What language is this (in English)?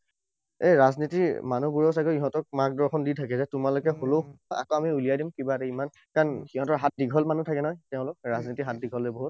Assamese